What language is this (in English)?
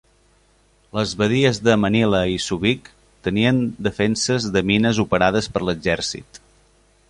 Catalan